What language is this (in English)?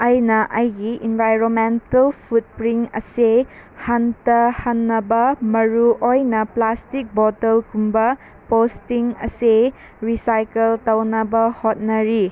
Manipuri